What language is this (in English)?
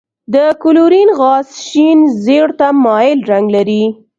Pashto